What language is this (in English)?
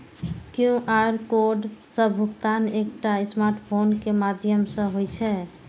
Maithili